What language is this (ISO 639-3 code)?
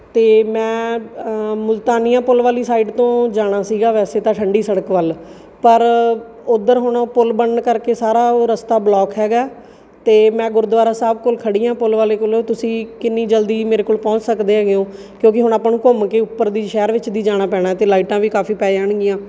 pan